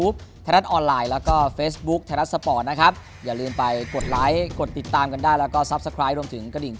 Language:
Thai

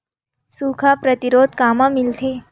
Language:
Chhattisgarhi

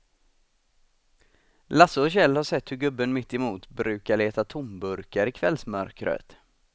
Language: Swedish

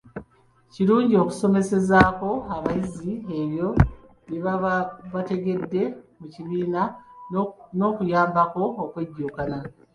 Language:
Ganda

